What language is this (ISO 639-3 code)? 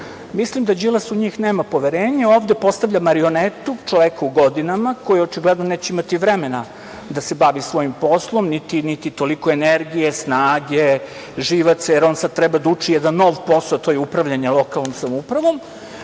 srp